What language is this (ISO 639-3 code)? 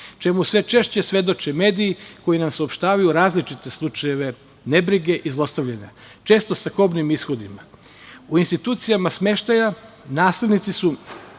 srp